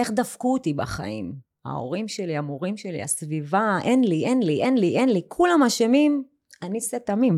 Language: Hebrew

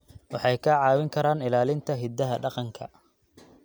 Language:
Somali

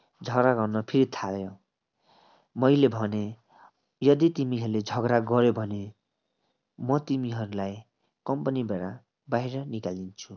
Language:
Nepali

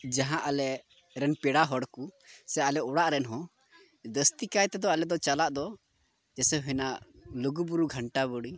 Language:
Santali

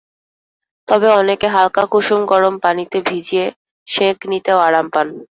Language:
Bangla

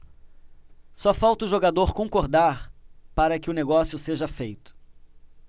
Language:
Portuguese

